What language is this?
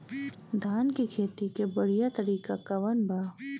Bhojpuri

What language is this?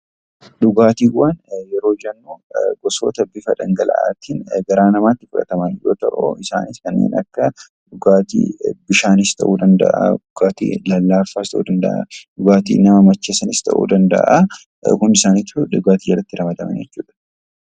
Oromo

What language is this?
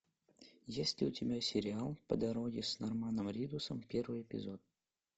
Russian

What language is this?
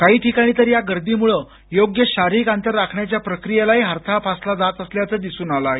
Marathi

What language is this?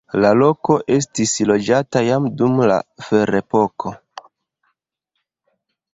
Esperanto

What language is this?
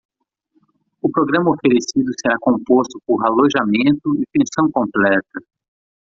Portuguese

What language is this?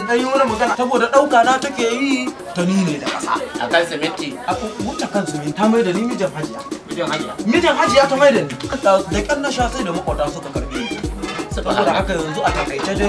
Romanian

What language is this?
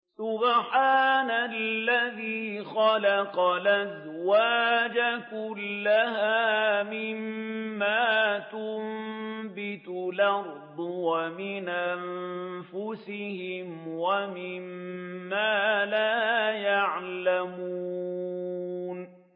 Arabic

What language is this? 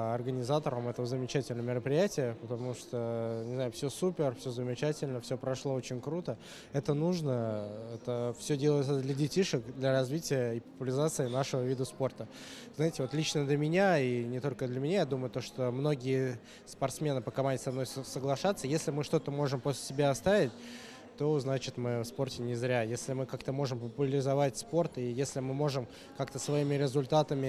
Russian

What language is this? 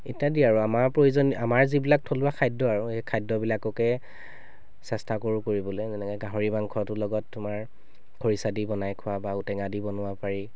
Assamese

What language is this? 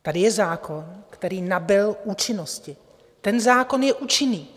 Czech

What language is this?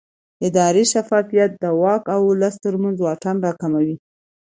Pashto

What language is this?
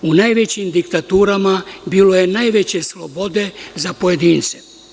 Serbian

